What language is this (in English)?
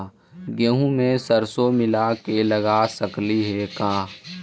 Magahi